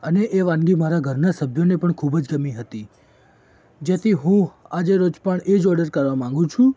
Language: Gujarati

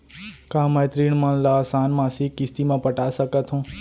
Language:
Chhattisgarhi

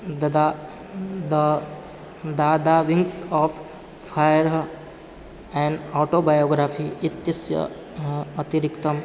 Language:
Sanskrit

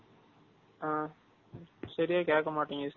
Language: Tamil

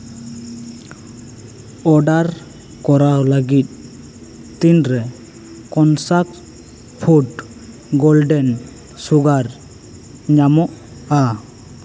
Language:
Santali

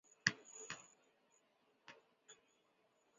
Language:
Chinese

